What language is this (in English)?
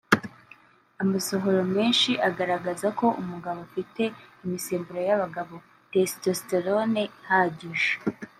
Kinyarwanda